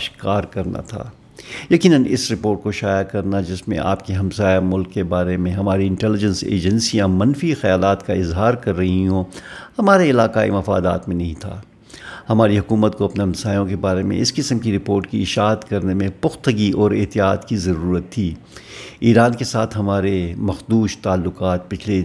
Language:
Urdu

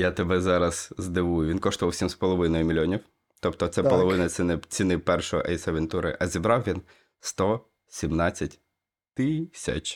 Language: Ukrainian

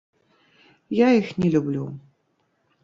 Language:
Belarusian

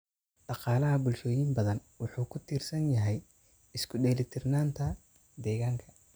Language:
Somali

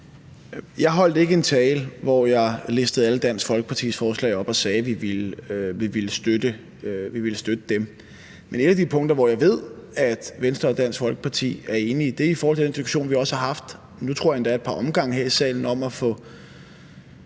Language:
Danish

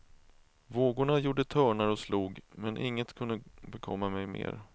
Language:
Swedish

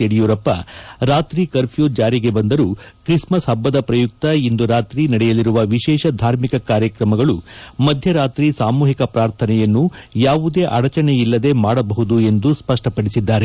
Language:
Kannada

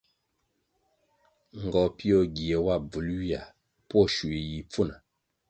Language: Kwasio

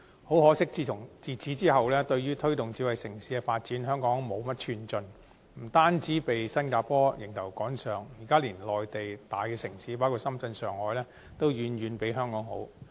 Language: Cantonese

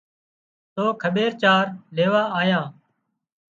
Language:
Wadiyara Koli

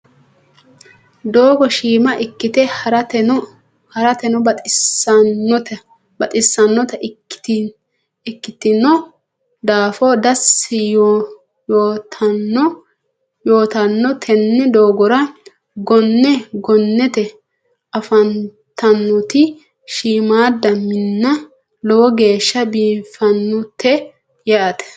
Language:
Sidamo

